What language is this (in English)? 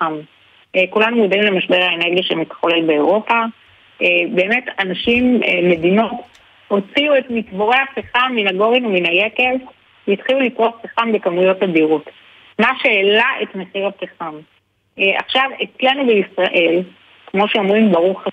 Hebrew